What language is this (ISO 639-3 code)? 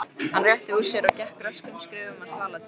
isl